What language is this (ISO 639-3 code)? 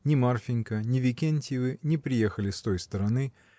rus